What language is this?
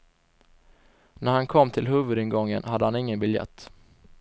Swedish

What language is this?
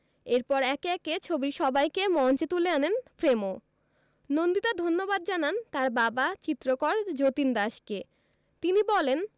Bangla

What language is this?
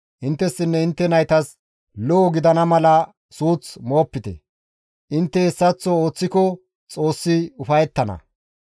Gamo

